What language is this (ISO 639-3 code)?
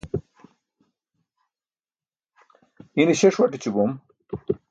bsk